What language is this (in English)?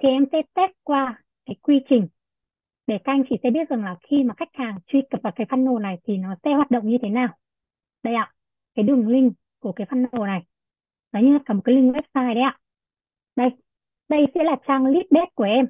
Vietnamese